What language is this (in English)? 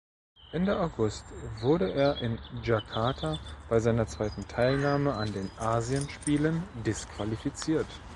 German